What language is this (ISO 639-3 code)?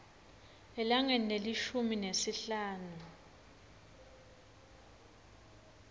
ssw